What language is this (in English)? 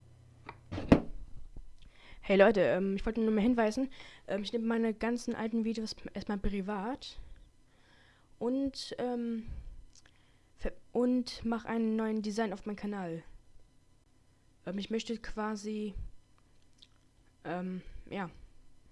German